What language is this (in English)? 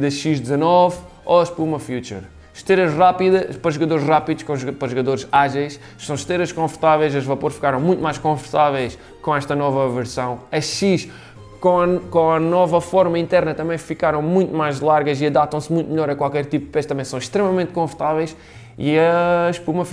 Portuguese